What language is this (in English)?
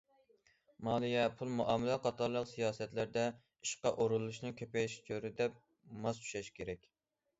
Uyghur